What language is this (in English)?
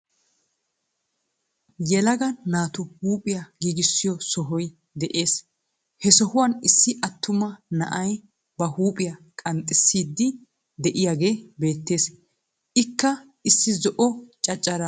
Wolaytta